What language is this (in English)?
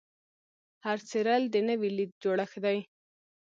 Pashto